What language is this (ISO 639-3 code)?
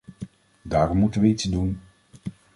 nld